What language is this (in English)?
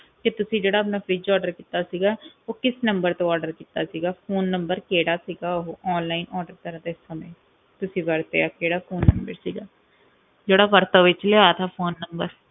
Punjabi